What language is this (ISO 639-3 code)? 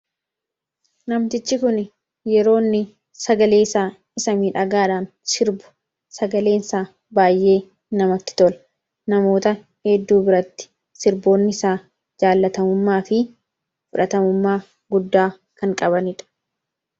orm